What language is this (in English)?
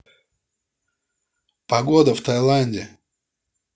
Russian